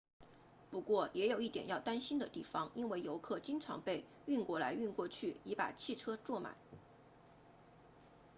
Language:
Chinese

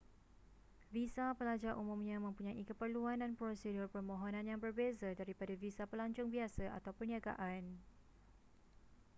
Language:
Malay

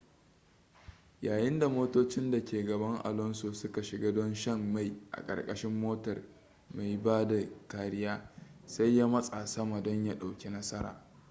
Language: Hausa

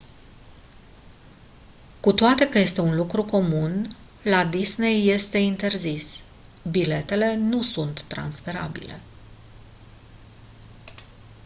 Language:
Romanian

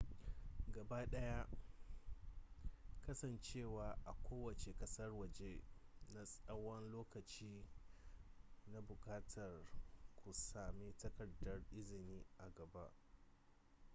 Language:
Hausa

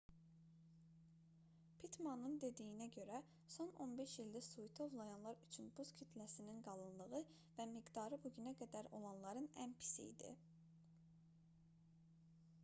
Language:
Azerbaijani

